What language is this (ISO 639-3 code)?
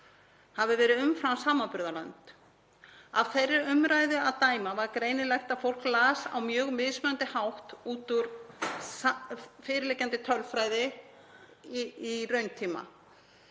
isl